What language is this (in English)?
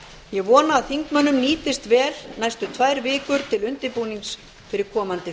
Icelandic